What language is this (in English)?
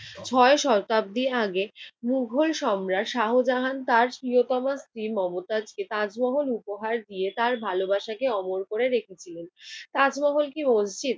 Bangla